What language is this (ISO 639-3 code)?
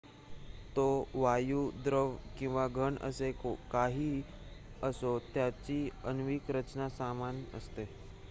mar